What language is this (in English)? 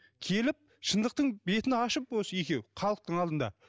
Kazakh